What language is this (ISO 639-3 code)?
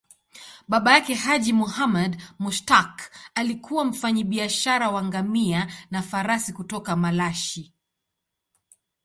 swa